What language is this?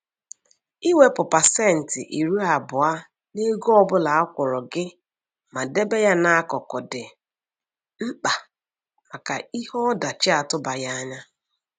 Igbo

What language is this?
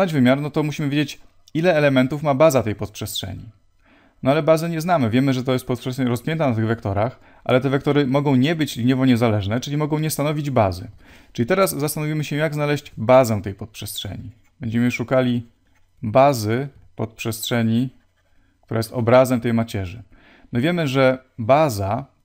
Polish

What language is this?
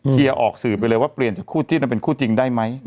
Thai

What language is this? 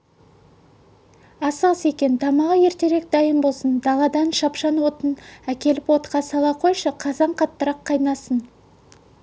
Kazakh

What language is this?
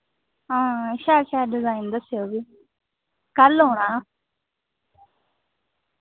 Dogri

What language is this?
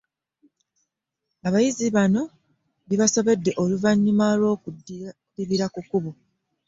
Ganda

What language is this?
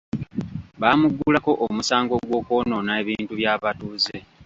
Ganda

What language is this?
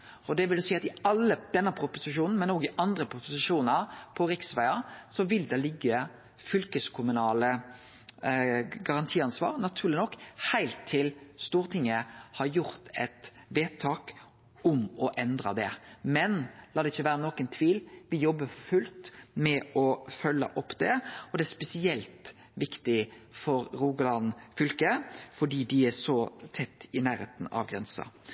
Norwegian Nynorsk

